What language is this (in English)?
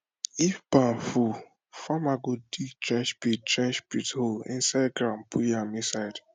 Nigerian Pidgin